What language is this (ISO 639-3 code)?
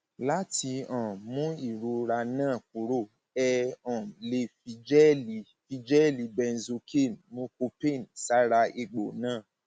yor